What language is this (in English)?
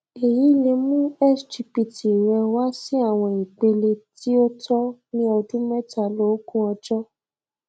Yoruba